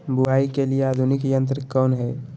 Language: Magahi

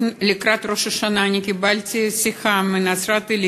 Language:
Hebrew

